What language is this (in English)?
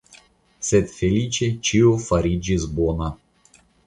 Esperanto